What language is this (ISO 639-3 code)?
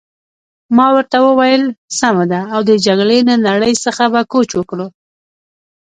pus